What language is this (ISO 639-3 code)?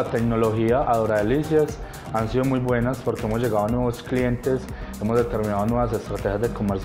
spa